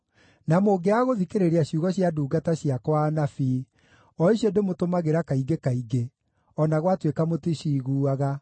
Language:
Kikuyu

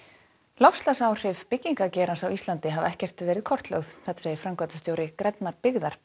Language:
Icelandic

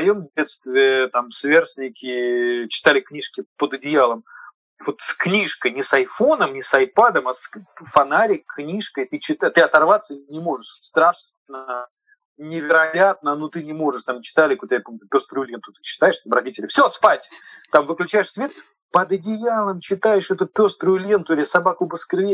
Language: Russian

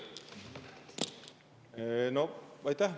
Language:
Estonian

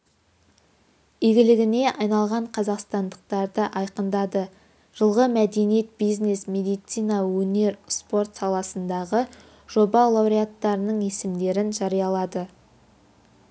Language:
Kazakh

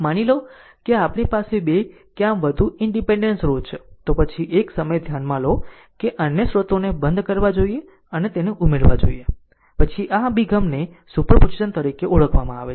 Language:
Gujarati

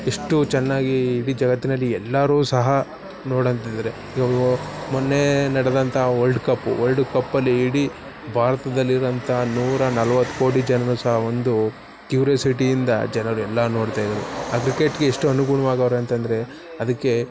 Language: Kannada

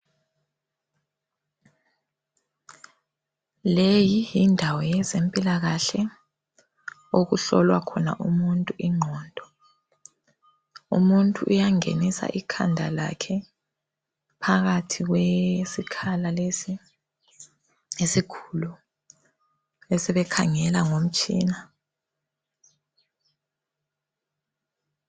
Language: North Ndebele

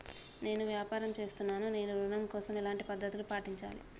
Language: Telugu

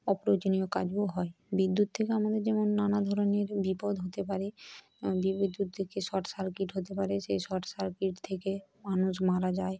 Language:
Bangla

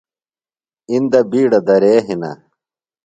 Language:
Phalura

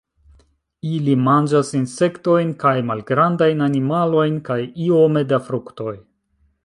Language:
Esperanto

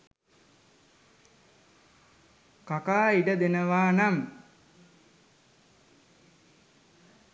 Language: Sinhala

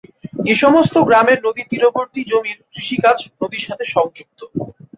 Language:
Bangla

